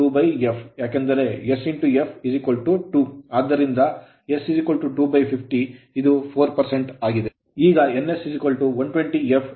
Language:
Kannada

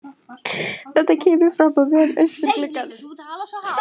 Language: Icelandic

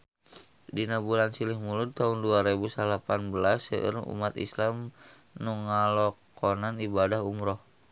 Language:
Sundanese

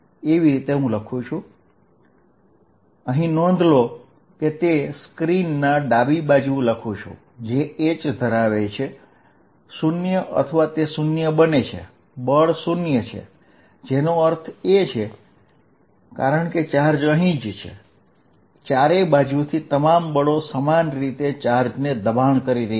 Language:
Gujarati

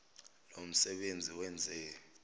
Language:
Zulu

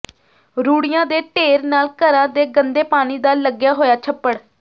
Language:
Punjabi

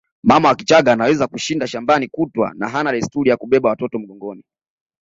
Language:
Swahili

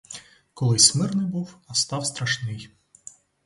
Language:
Ukrainian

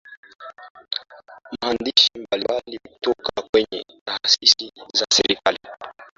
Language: Swahili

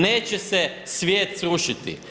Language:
Croatian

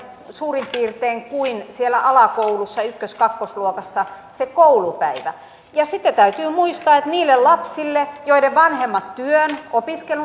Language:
Finnish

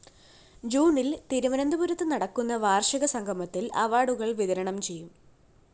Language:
Malayalam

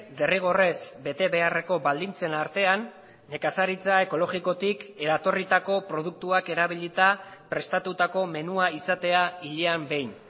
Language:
Basque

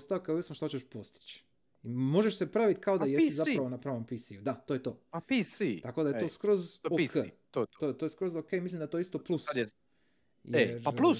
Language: Croatian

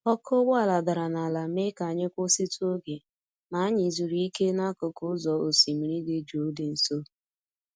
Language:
Igbo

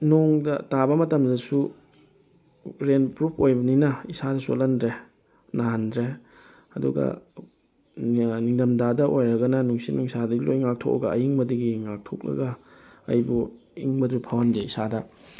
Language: Manipuri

